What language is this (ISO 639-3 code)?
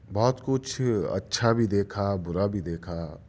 urd